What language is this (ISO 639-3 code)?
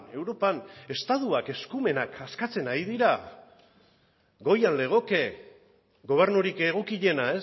eus